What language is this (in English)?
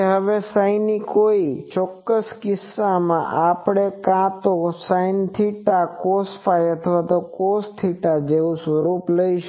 Gujarati